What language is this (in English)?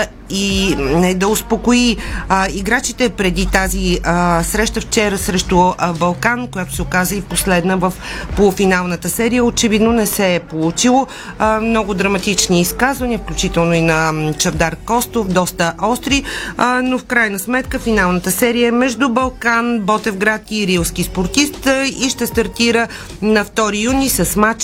Bulgarian